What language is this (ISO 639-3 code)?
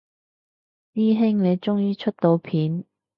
yue